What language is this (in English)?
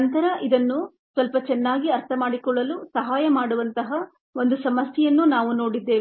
Kannada